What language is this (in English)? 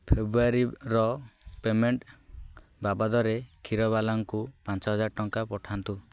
Odia